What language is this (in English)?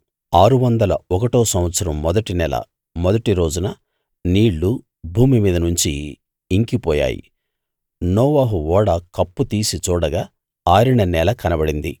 Telugu